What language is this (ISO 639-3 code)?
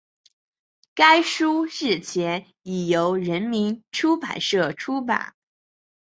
zho